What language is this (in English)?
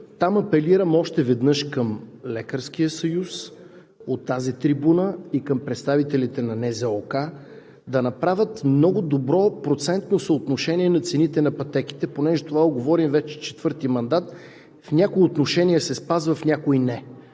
Bulgarian